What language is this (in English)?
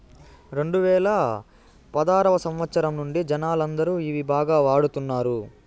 Telugu